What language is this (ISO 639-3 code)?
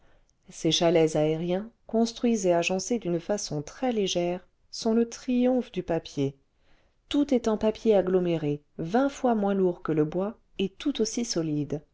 fra